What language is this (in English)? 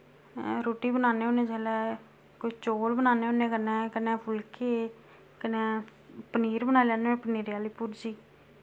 Dogri